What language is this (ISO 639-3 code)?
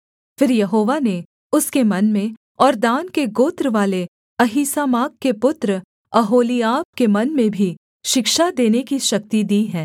hin